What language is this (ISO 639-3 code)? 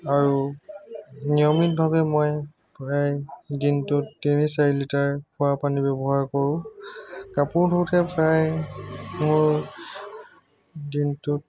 asm